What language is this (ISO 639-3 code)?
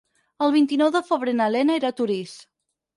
cat